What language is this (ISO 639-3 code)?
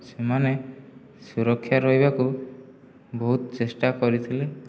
ori